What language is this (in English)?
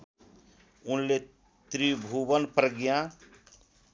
Nepali